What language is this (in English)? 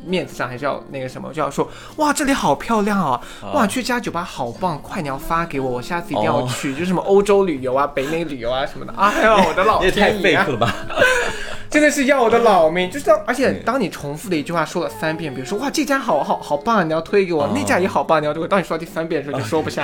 Chinese